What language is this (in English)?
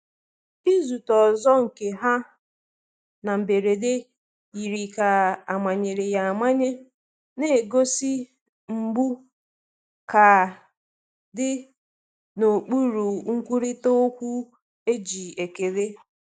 Igbo